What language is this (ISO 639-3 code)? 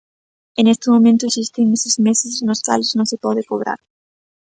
glg